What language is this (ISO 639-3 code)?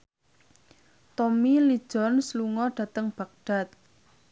jav